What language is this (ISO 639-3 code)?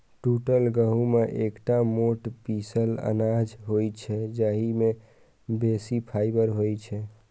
mai